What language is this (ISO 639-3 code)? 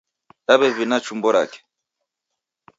dav